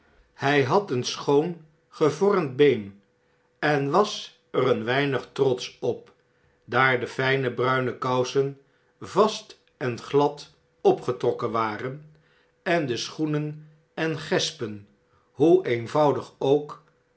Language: Dutch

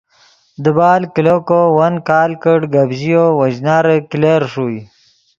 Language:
Yidgha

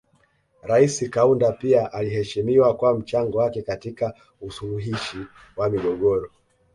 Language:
Swahili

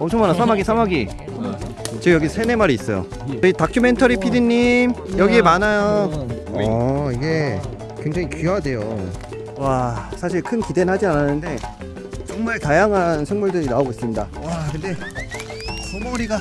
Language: Korean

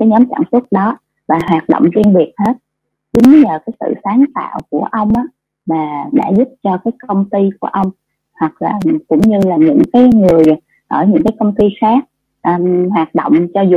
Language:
Vietnamese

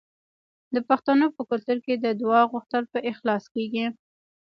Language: Pashto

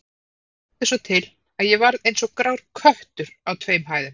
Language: Icelandic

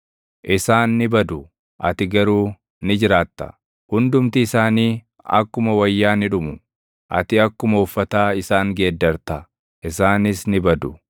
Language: Oromo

